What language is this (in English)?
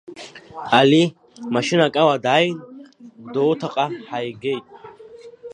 Abkhazian